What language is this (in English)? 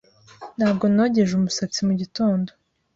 Kinyarwanda